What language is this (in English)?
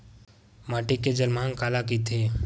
Chhattisgarhi